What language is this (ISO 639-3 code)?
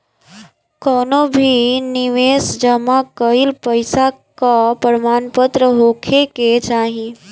bho